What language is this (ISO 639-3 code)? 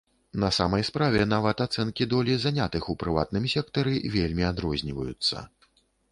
bel